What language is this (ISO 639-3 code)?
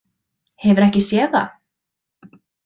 isl